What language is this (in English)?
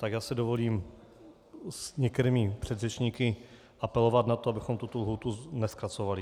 Czech